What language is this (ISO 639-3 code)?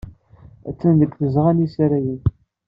kab